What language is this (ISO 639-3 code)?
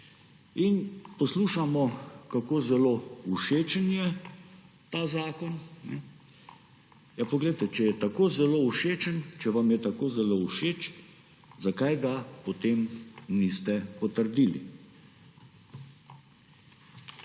slv